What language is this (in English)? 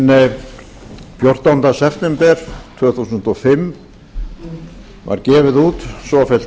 Icelandic